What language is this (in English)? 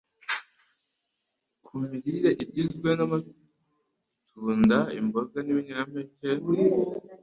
Kinyarwanda